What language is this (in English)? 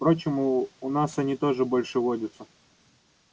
Russian